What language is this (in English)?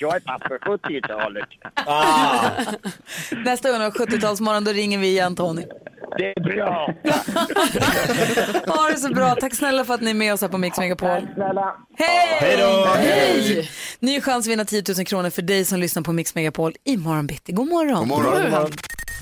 Swedish